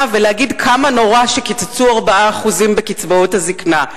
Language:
Hebrew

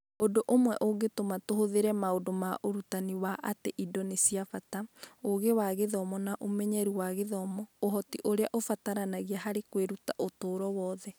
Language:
Kikuyu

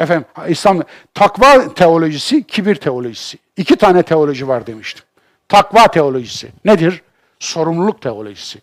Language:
Turkish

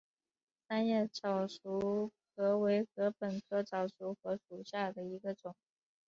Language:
Chinese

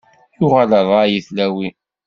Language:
Kabyle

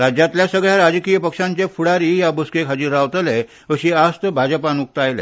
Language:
Konkani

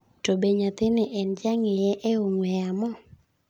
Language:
Luo (Kenya and Tanzania)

